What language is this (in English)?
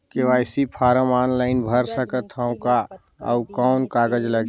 Chhattisgarhi